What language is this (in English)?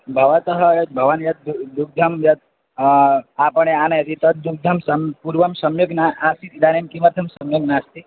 Sanskrit